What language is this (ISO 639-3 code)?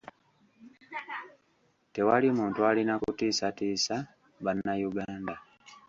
lug